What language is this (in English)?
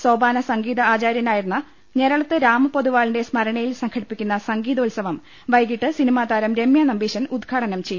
Malayalam